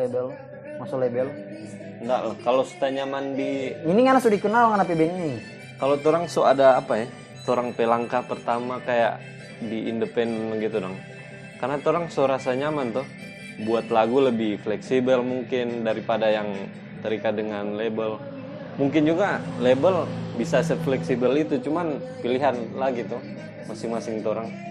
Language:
Indonesian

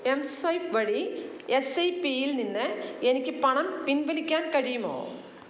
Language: Malayalam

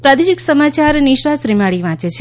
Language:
Gujarati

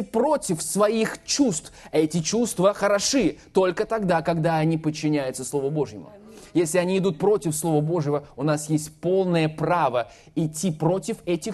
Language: Russian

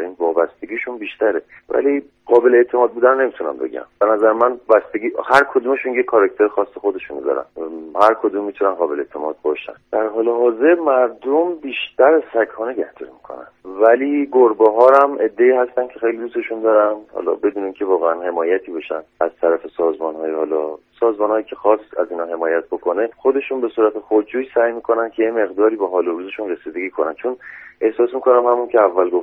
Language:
Persian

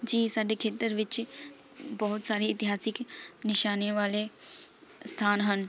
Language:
Punjabi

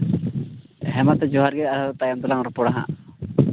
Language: Santali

